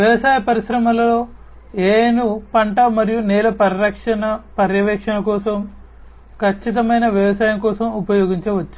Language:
Telugu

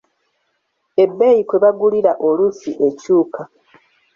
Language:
Ganda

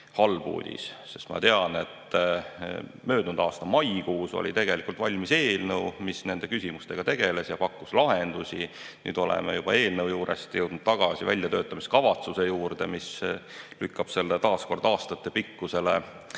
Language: Estonian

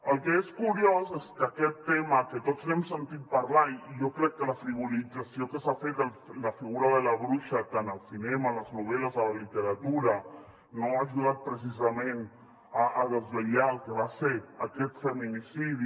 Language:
Catalan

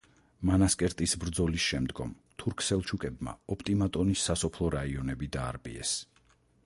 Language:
Georgian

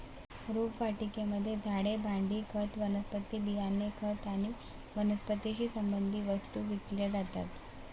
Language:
Marathi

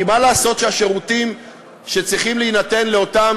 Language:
Hebrew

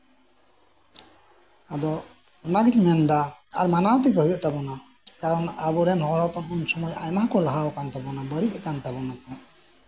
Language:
Santali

